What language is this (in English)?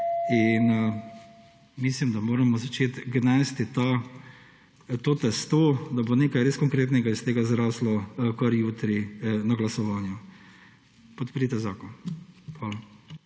Slovenian